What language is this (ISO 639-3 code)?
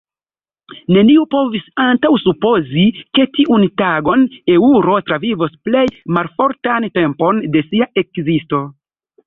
epo